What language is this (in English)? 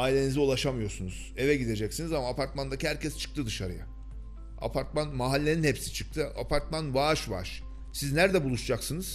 Turkish